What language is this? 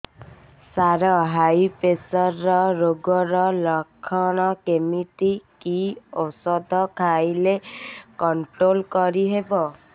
Odia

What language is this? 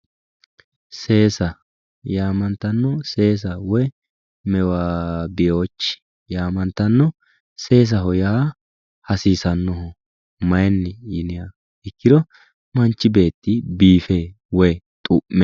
Sidamo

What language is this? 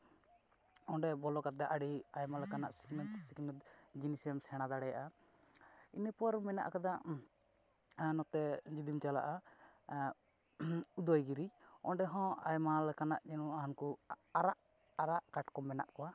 Santali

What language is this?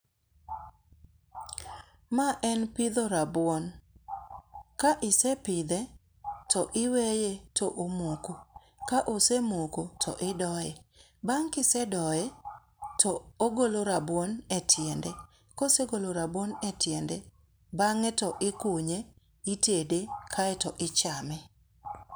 Luo (Kenya and Tanzania)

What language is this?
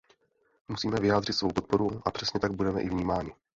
Czech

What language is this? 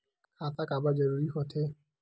Chhattisgarhi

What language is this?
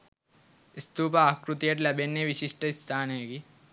Sinhala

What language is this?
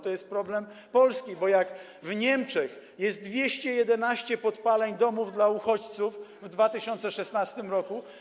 Polish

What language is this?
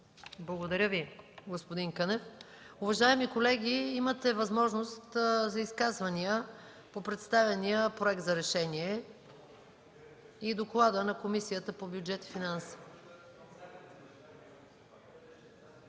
Bulgarian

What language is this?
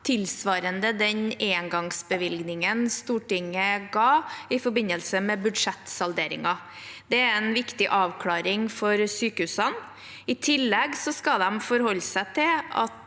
Norwegian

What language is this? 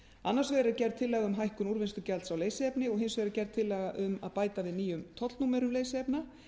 Icelandic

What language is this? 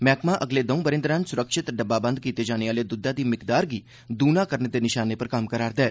Dogri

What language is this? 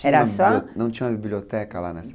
Portuguese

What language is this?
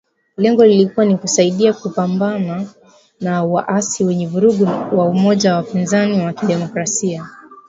Swahili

